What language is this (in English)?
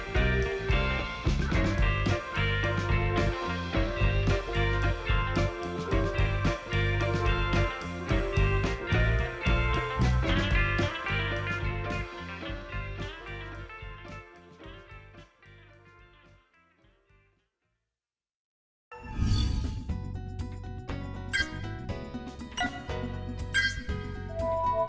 Vietnamese